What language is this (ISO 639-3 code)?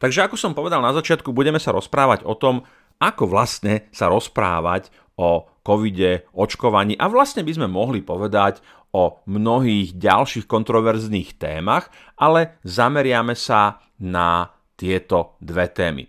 slk